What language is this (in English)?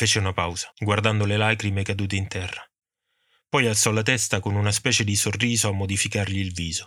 Italian